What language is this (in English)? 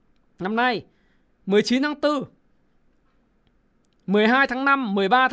Vietnamese